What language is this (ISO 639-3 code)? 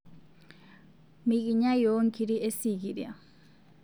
mas